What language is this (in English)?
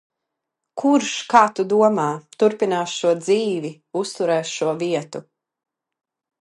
Latvian